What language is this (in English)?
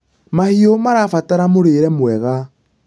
Kikuyu